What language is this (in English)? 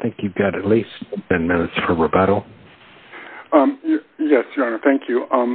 English